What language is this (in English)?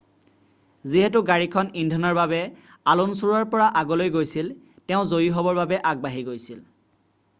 Assamese